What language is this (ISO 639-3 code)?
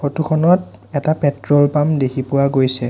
asm